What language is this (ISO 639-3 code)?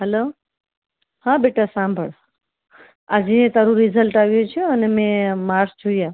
guj